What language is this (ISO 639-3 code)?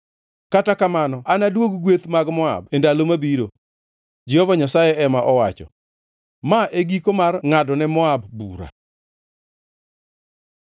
luo